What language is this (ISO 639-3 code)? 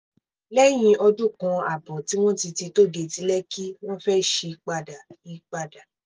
yor